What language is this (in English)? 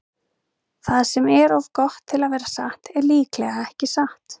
Icelandic